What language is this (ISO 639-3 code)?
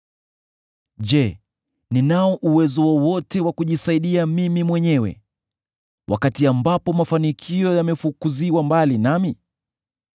swa